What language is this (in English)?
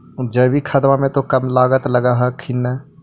Magahi